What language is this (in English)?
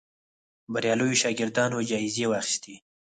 Pashto